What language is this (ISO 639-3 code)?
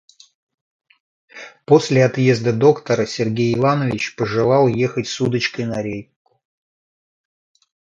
rus